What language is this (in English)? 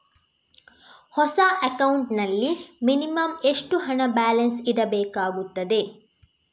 Kannada